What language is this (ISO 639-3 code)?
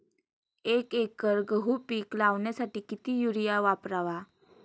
mar